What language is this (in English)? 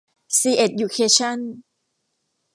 Thai